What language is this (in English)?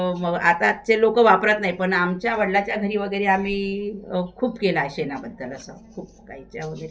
Marathi